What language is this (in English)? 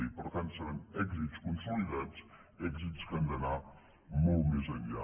Catalan